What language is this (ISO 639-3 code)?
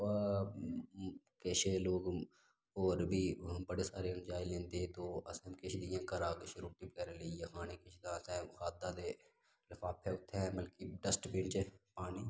doi